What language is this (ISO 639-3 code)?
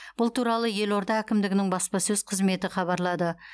kaz